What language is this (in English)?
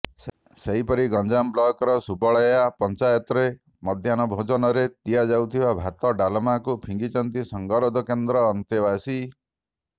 Odia